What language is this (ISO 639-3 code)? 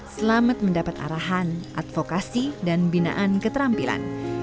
ind